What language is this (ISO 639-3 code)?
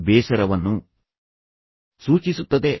kan